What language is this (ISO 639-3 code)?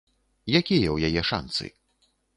bel